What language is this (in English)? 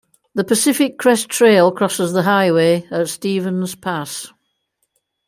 English